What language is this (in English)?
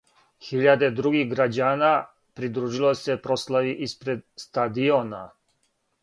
Serbian